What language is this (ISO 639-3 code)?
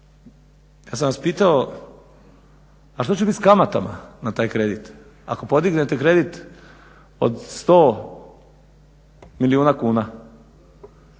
hrv